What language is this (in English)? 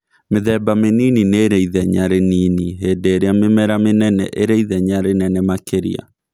Kikuyu